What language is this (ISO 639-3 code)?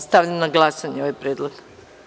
srp